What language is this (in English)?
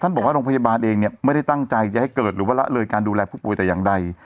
Thai